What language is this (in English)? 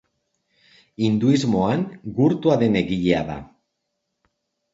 Basque